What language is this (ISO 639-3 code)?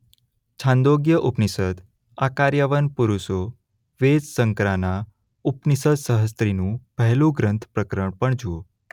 guj